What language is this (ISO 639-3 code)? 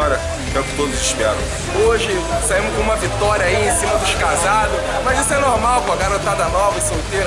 por